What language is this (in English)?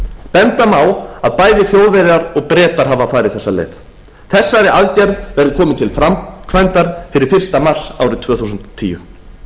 Icelandic